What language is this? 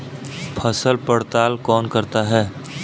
Hindi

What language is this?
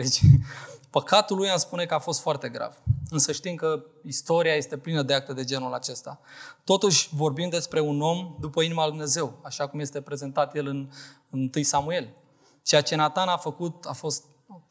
Romanian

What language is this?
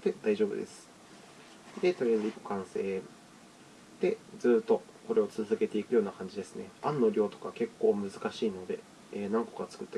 Japanese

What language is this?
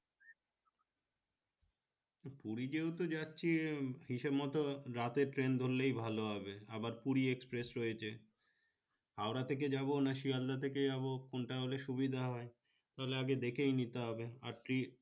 Bangla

